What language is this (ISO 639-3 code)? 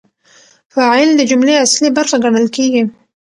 pus